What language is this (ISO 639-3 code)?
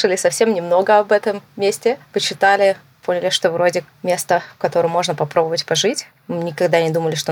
rus